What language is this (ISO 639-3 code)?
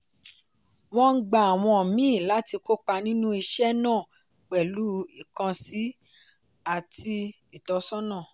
yor